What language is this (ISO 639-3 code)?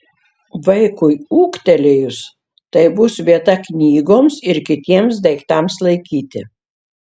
lit